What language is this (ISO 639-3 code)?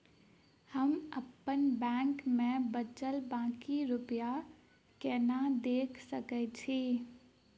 mai